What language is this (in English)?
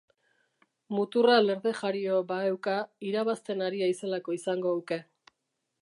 Basque